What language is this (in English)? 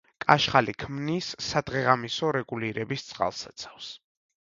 Georgian